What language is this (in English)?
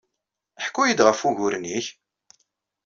Kabyle